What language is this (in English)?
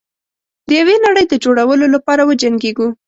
Pashto